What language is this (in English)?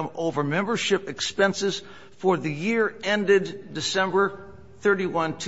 English